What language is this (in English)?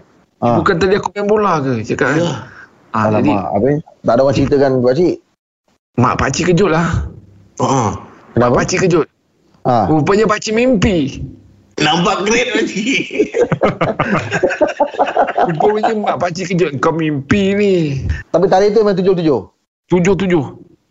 Malay